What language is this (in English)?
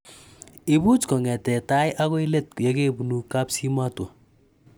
Kalenjin